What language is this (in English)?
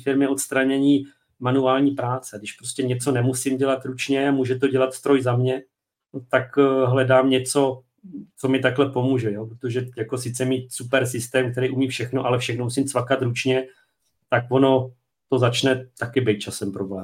Czech